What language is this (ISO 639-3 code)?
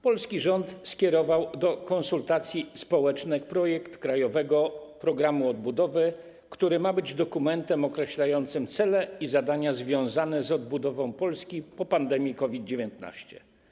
pol